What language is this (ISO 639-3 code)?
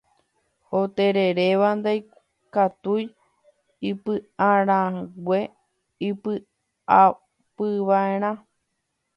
grn